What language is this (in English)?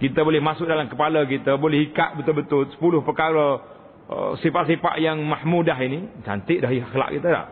Malay